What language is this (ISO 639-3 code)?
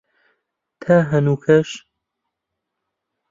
ckb